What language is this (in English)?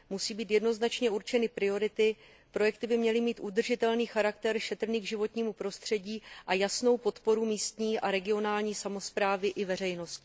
Czech